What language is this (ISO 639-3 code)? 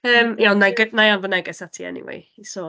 cym